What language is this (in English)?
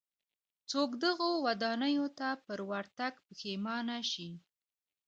Pashto